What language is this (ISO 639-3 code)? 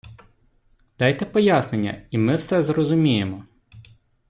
ukr